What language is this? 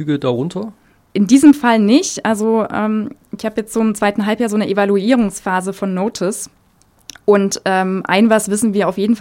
German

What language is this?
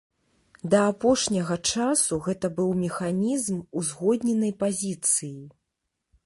Belarusian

